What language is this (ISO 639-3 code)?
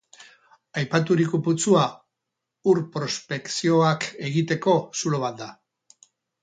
eus